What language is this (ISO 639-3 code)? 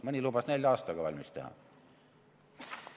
est